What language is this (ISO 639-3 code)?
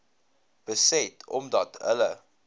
afr